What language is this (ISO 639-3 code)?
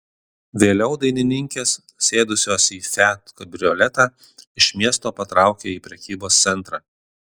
lit